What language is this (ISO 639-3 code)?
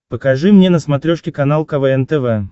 rus